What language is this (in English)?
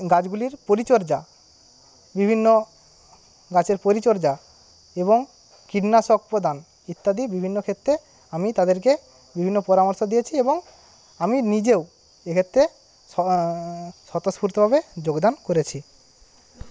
Bangla